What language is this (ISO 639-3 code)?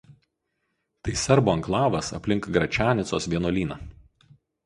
lit